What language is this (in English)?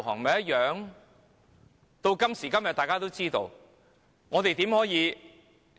Cantonese